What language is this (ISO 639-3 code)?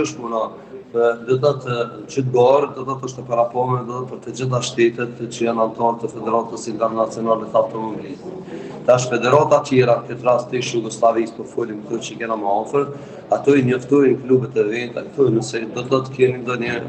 ron